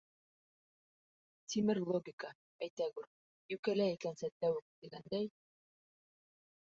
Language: Bashkir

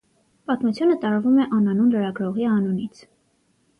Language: Armenian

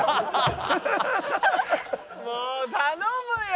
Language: Japanese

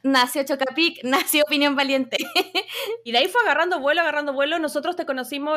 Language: Spanish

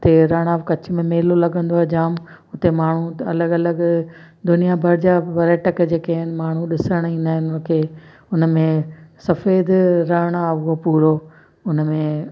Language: Sindhi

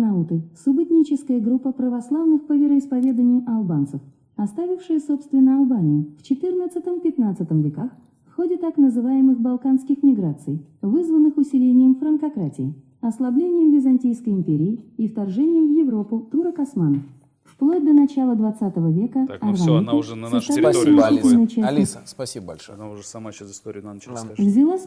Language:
Russian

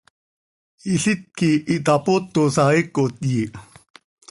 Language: Seri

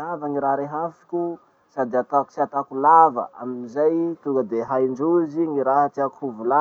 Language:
Masikoro Malagasy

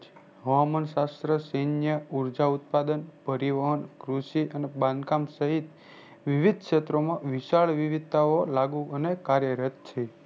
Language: Gujarati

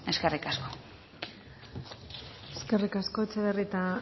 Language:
Basque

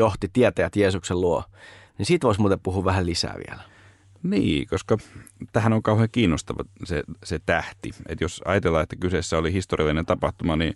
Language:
Finnish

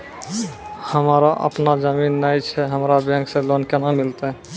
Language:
Maithili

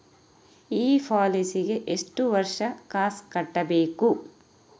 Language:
Kannada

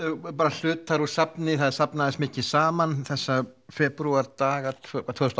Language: Icelandic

